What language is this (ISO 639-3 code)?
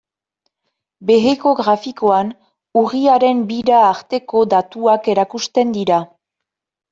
eus